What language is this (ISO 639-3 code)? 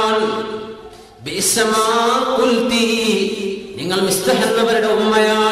ara